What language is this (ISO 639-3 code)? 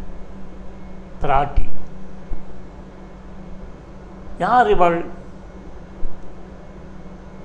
tam